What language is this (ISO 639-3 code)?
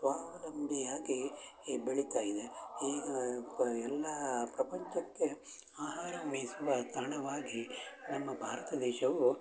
kan